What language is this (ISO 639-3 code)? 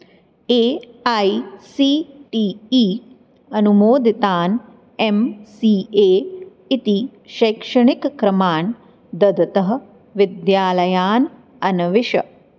san